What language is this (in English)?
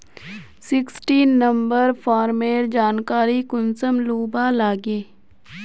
Magahi